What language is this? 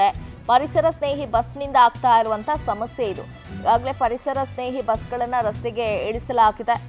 Romanian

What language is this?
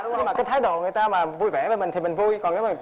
Vietnamese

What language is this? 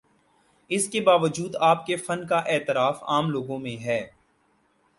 Urdu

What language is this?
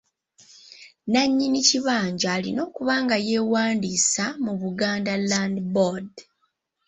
Ganda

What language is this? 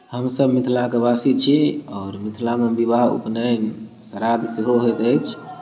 Maithili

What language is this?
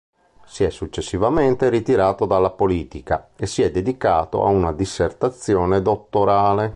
Italian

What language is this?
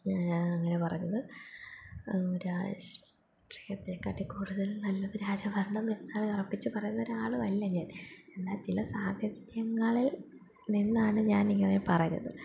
Malayalam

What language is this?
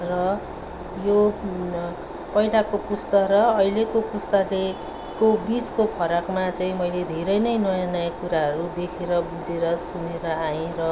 Nepali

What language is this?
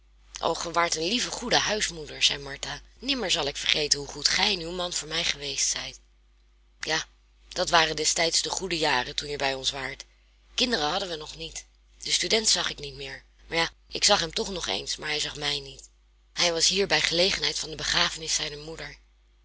Dutch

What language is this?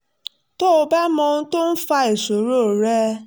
Yoruba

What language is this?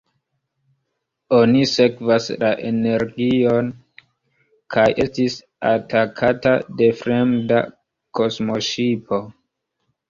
Esperanto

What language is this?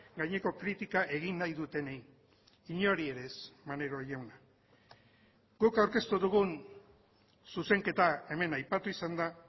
Basque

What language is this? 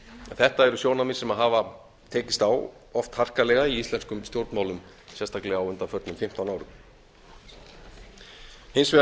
Icelandic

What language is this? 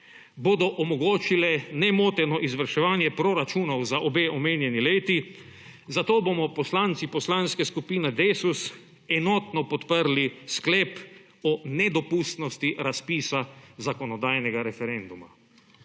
Slovenian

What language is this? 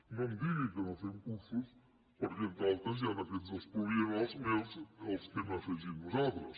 Catalan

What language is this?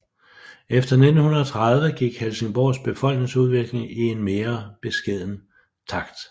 Danish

